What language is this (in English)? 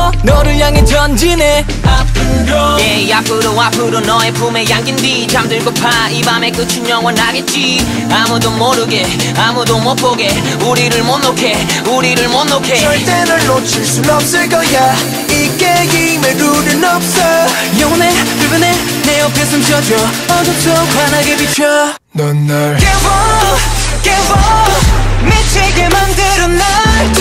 Korean